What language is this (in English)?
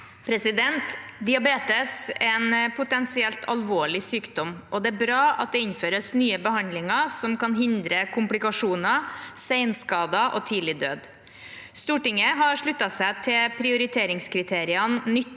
Norwegian